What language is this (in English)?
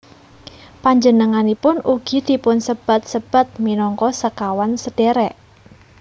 Javanese